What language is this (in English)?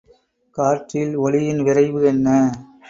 Tamil